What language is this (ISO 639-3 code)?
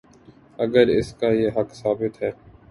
urd